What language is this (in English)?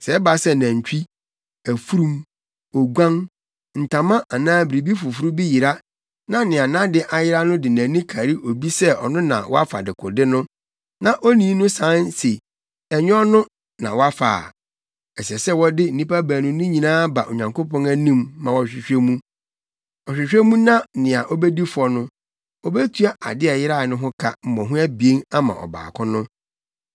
Akan